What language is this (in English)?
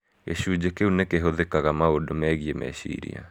Kikuyu